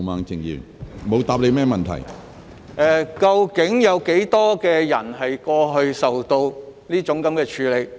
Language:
Cantonese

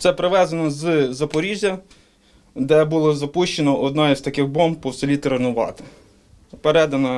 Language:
Ukrainian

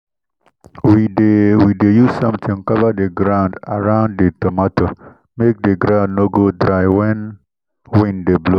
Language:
Nigerian Pidgin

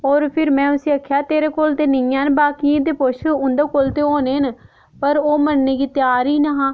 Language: Dogri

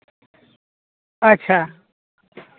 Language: Santali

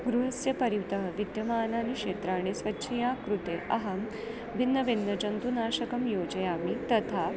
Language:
Sanskrit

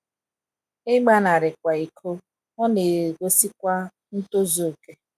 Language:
Igbo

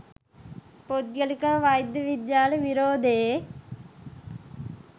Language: Sinhala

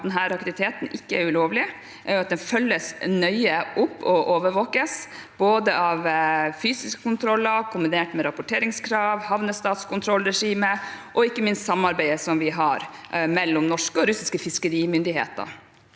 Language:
Norwegian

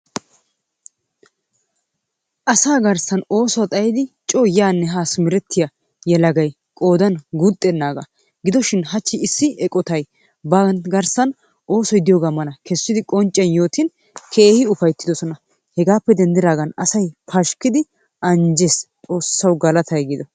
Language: Wolaytta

